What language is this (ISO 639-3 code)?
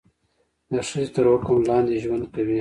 pus